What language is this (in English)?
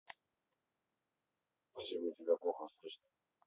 Russian